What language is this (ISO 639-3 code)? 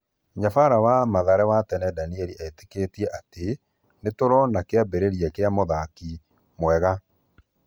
kik